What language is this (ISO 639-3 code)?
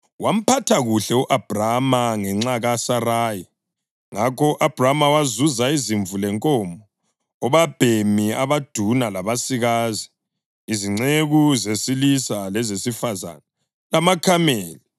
nde